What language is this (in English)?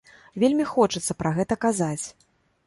Belarusian